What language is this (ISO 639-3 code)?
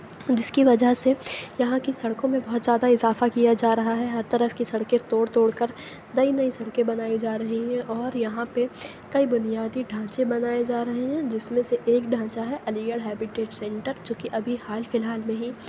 urd